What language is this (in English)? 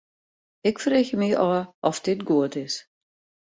Western Frisian